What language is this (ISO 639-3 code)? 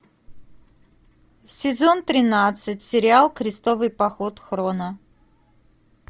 rus